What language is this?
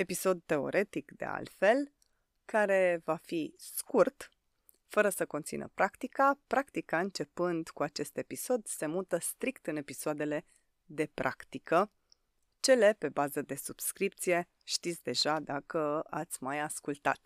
Romanian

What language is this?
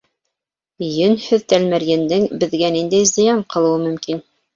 Bashkir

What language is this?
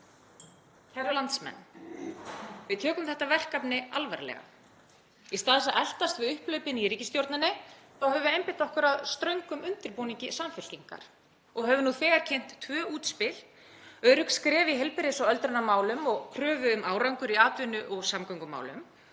Icelandic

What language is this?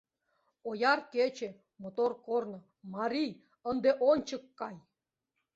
Mari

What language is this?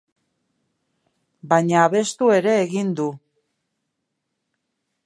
Basque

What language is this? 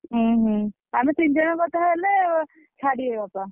Odia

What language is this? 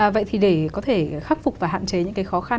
Vietnamese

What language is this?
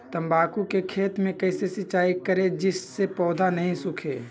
Magahi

